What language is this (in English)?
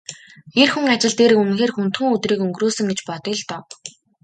Mongolian